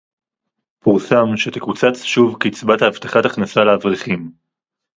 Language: Hebrew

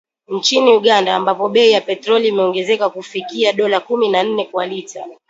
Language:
Swahili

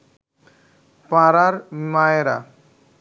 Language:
Bangla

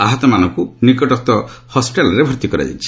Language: Odia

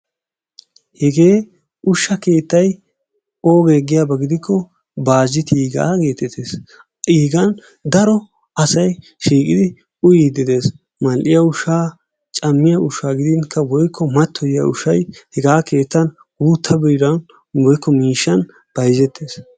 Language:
Wolaytta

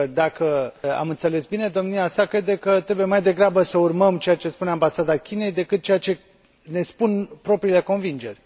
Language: Romanian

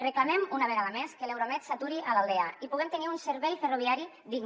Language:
Catalan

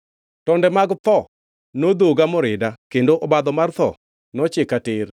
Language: Luo (Kenya and Tanzania)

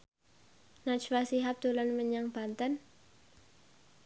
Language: Javanese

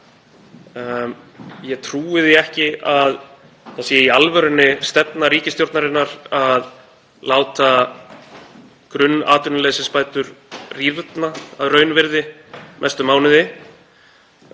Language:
Icelandic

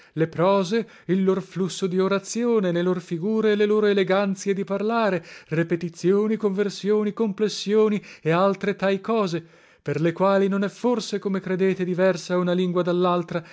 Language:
Italian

